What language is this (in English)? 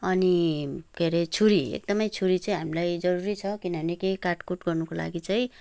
Nepali